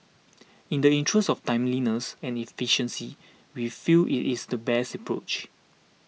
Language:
English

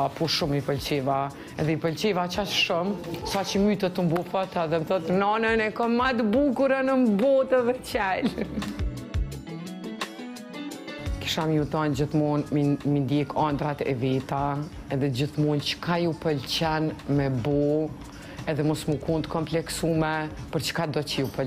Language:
Romanian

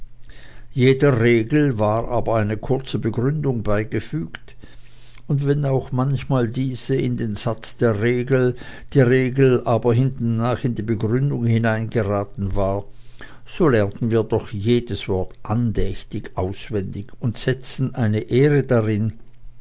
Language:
German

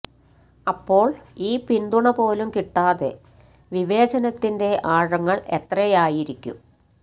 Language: Malayalam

